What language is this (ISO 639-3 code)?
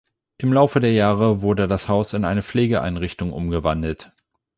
deu